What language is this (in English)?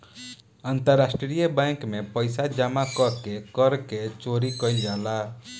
Bhojpuri